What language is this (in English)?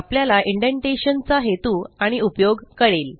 Marathi